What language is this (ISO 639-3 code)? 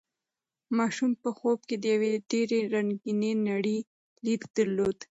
pus